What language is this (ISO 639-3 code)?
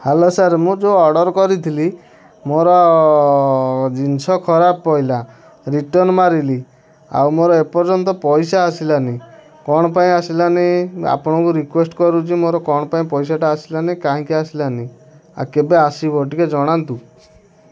ori